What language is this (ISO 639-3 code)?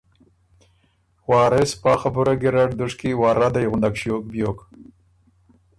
oru